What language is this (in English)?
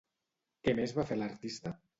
Catalan